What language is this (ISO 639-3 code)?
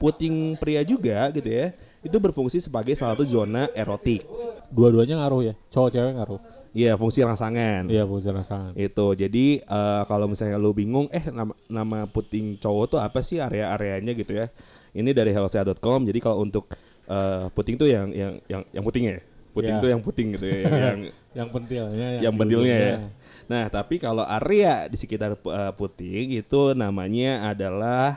ind